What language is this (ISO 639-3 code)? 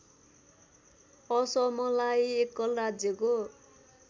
nep